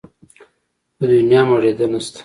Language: Pashto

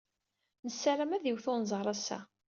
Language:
Kabyle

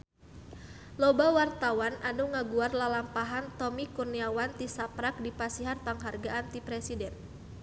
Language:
Sundanese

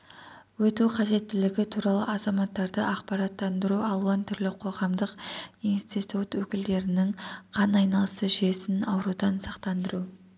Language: Kazakh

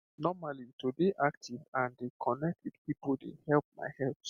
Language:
Nigerian Pidgin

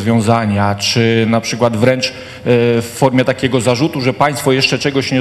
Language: Polish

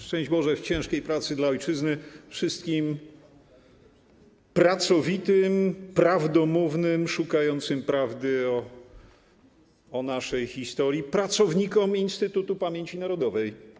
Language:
Polish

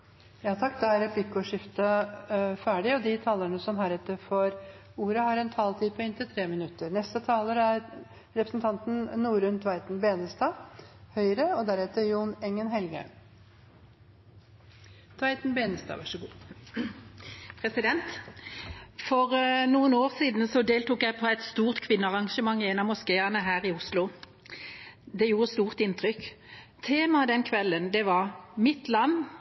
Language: Norwegian Bokmål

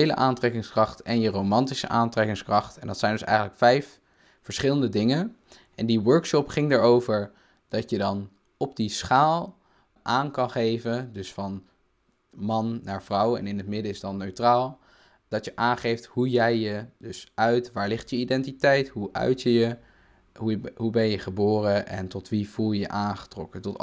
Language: Dutch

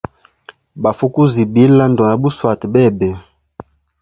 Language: Hemba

